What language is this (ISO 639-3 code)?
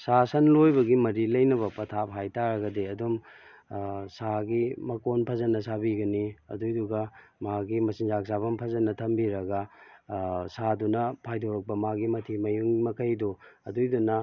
mni